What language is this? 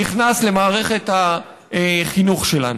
Hebrew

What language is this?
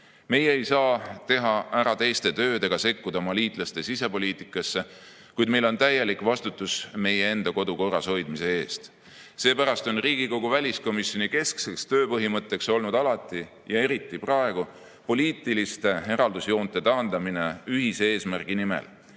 Estonian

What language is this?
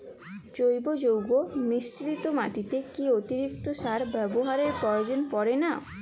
Bangla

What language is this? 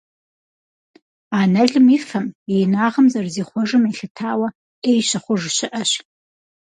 Kabardian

